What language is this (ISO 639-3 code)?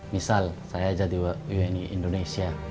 ind